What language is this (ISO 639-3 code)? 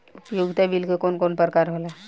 bho